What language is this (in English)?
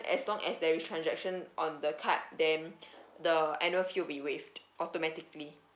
English